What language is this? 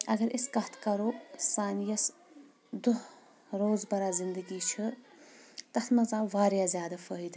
Kashmiri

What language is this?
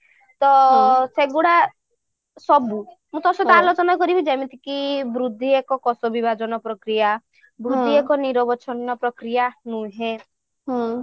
Odia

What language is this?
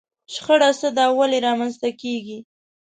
Pashto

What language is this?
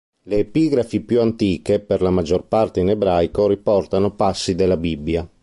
Italian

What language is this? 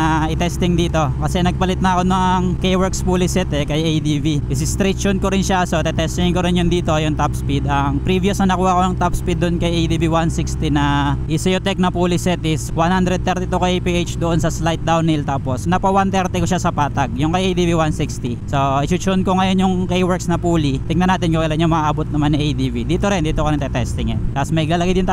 Filipino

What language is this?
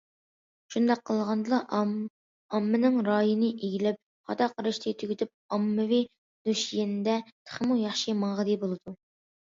Uyghur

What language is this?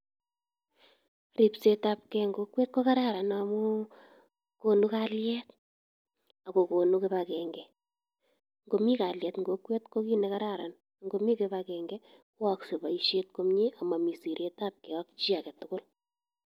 Kalenjin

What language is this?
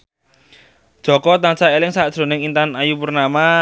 Javanese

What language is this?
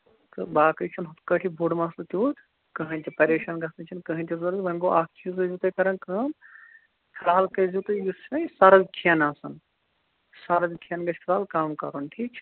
Kashmiri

